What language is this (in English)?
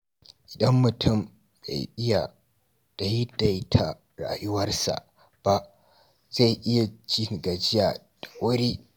Hausa